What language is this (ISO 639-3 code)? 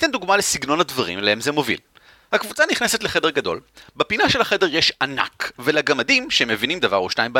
heb